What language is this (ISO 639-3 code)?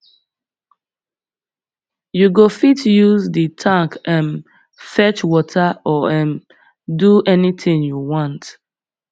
pcm